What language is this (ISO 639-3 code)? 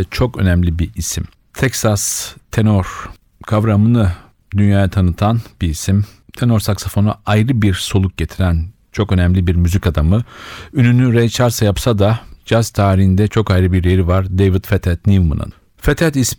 tur